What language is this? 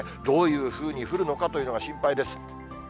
Japanese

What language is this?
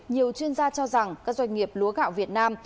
Vietnamese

